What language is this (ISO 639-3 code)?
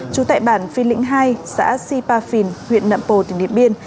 vie